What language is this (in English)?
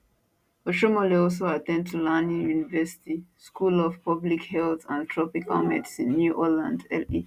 Nigerian Pidgin